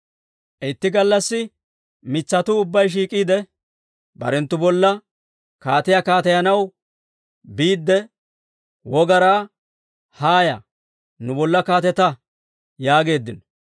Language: Dawro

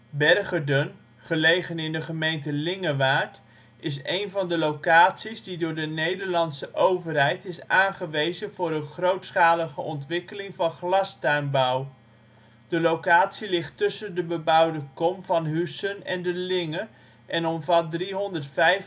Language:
Dutch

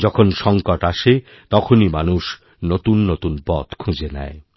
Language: Bangla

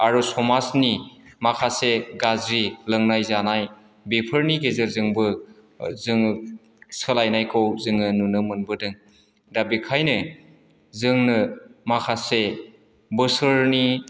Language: Bodo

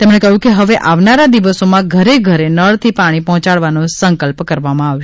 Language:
Gujarati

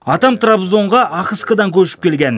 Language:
Kazakh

